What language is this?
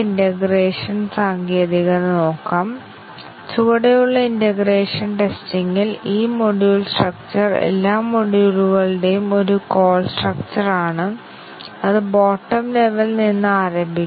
Malayalam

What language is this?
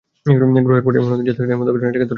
Bangla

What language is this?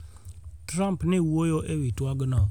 Luo (Kenya and Tanzania)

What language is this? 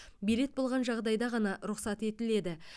Kazakh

